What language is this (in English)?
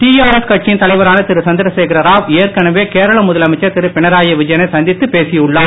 Tamil